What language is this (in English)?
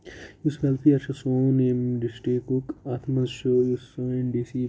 Kashmiri